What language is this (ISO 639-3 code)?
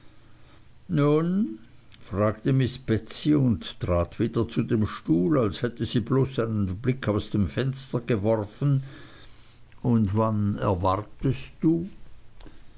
deu